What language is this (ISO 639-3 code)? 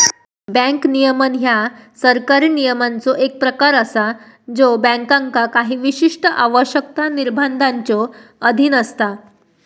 mar